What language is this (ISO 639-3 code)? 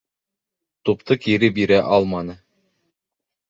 bak